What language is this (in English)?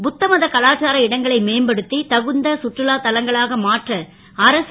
Tamil